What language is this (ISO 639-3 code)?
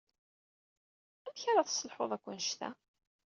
kab